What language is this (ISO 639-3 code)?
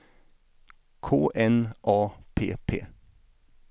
swe